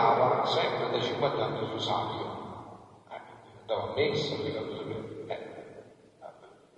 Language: Italian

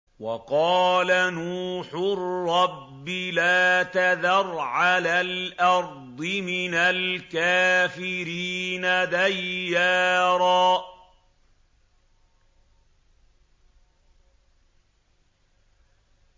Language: Arabic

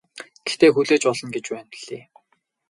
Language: Mongolian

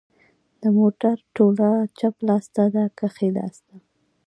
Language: Pashto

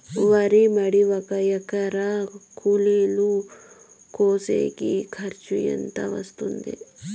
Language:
Telugu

